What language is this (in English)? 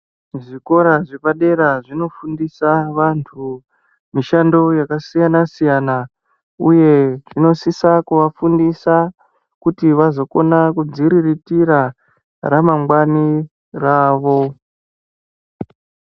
Ndau